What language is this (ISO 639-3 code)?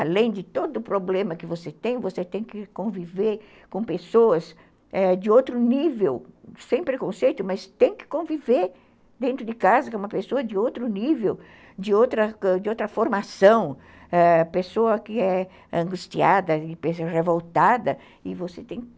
por